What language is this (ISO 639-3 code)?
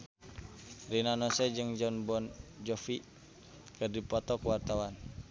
sun